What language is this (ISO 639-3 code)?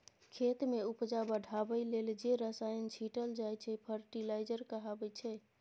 mai